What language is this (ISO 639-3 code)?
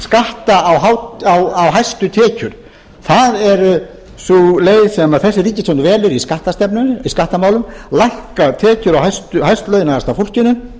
isl